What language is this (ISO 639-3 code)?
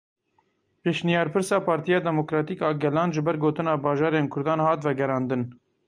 kur